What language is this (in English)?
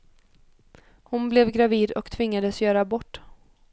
Swedish